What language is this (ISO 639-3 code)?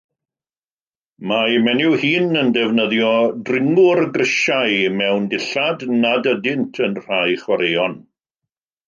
cym